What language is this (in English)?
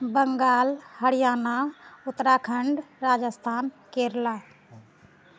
Maithili